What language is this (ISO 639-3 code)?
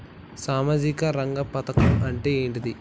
tel